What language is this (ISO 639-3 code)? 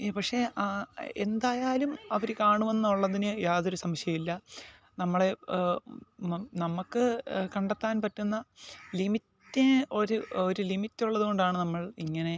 mal